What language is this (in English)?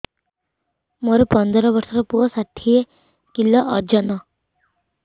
Odia